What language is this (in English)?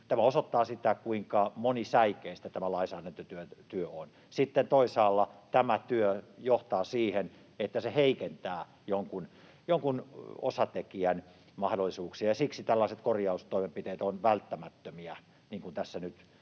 Finnish